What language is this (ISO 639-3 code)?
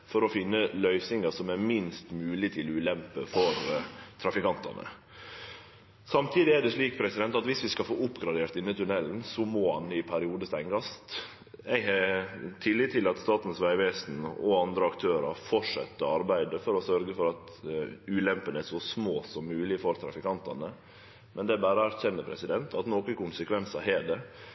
nno